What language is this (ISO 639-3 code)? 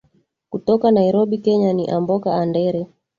swa